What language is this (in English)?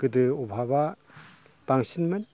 Bodo